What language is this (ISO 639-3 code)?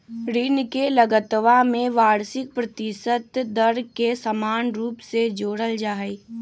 mag